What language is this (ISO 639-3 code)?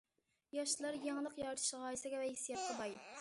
uig